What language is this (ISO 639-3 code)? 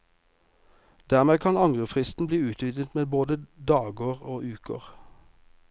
nor